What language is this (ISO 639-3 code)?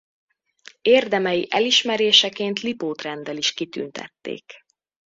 hun